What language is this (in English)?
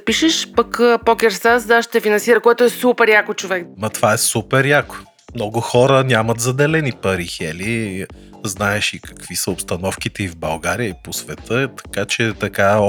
Bulgarian